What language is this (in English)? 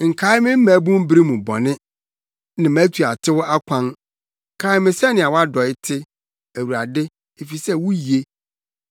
Akan